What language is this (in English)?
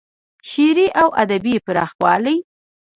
Pashto